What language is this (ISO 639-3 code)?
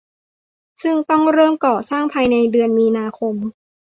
tha